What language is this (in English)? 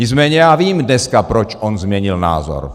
Czech